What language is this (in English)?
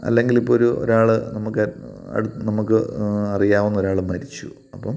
Malayalam